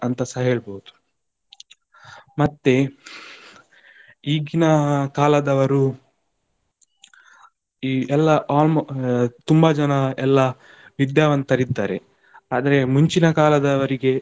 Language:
Kannada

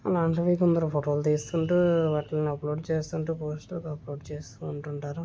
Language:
Telugu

